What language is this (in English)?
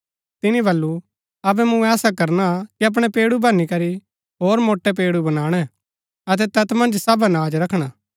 Gaddi